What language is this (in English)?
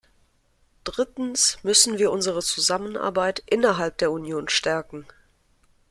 German